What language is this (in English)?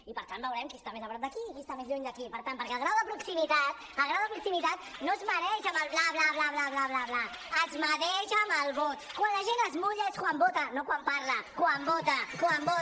Catalan